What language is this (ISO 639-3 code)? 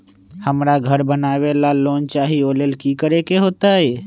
mag